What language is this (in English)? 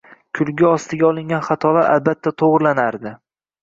Uzbek